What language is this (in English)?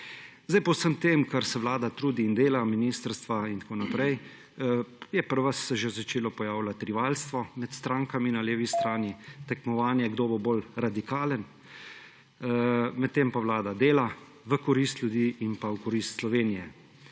Slovenian